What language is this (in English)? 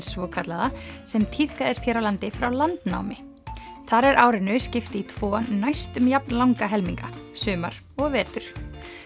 Icelandic